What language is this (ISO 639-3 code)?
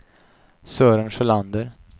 swe